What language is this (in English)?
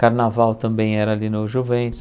Portuguese